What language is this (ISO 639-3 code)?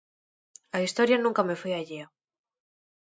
glg